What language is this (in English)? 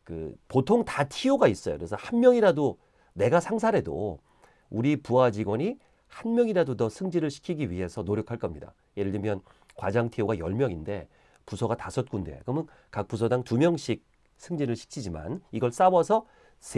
Korean